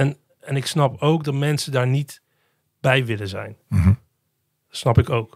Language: Dutch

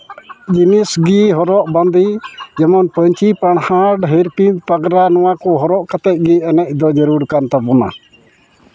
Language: Santali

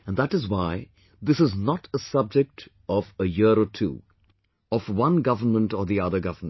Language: English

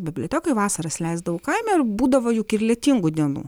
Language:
Lithuanian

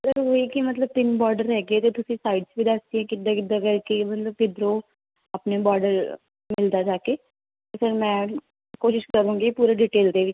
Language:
Punjabi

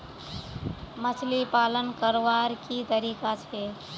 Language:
Magahi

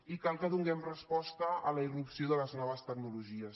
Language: Catalan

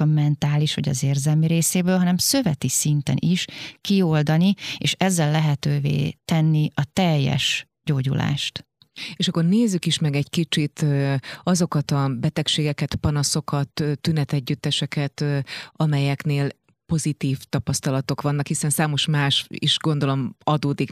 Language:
Hungarian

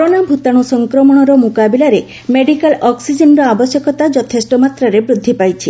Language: Odia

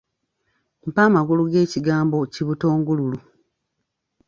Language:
Ganda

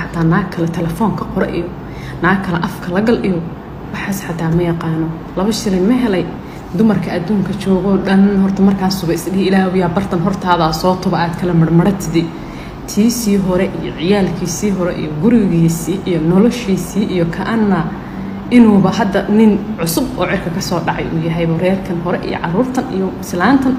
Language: Arabic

